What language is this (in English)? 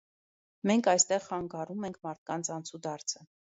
Armenian